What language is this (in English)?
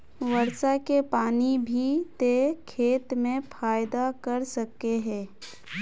Magahi